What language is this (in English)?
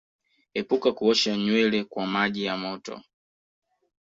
Swahili